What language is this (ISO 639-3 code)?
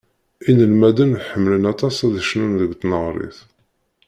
kab